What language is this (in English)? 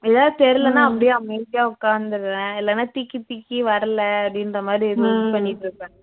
Tamil